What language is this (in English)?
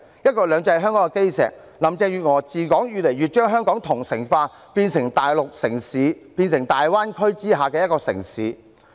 Cantonese